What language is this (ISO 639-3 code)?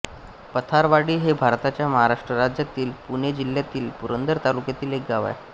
mar